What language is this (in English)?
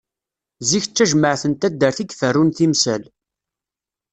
Kabyle